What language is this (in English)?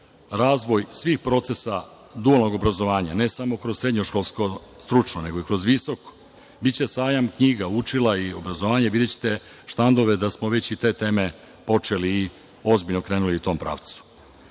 Serbian